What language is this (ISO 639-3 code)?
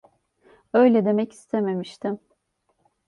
tur